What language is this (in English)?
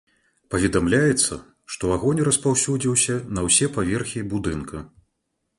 Belarusian